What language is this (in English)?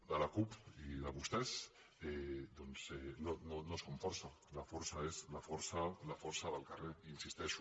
Catalan